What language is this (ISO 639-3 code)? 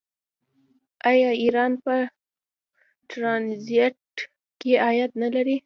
pus